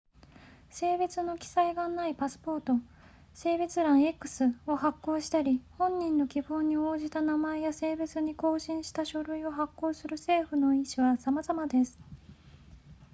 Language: Japanese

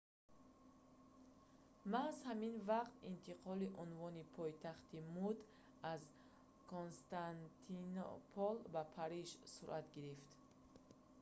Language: Tajik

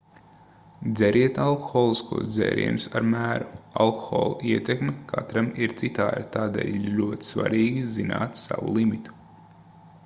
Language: Latvian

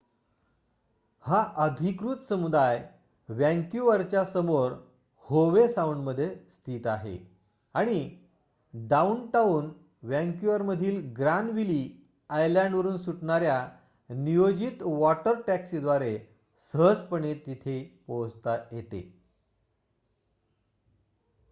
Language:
Marathi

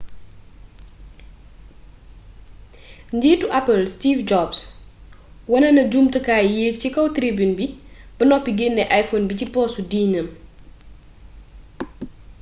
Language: Wolof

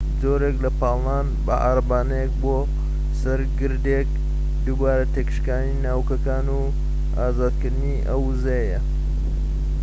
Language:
Central Kurdish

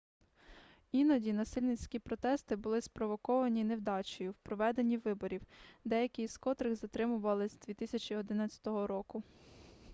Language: Ukrainian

